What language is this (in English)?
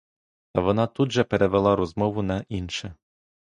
Ukrainian